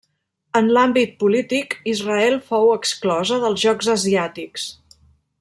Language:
Catalan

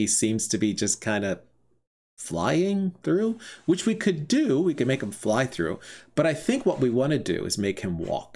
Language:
English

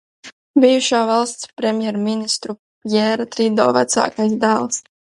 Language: Latvian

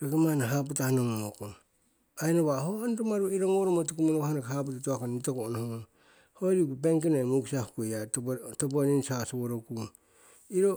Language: Siwai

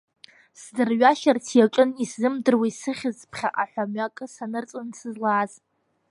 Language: Abkhazian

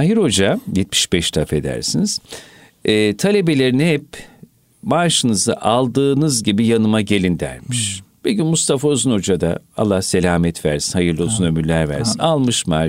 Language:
Turkish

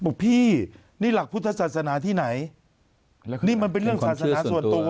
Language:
Thai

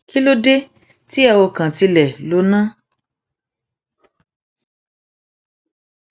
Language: Yoruba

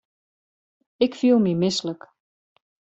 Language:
Western Frisian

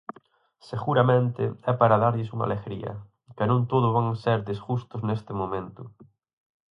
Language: Galician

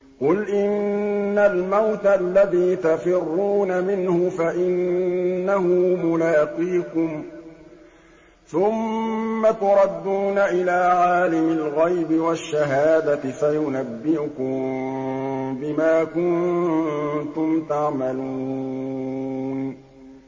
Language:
Arabic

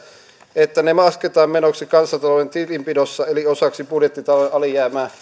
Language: Finnish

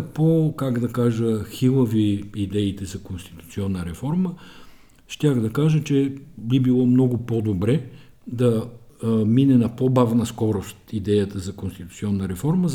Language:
Bulgarian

